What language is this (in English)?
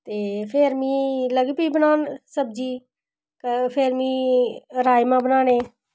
Dogri